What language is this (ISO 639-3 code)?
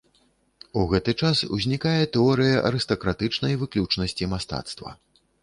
bel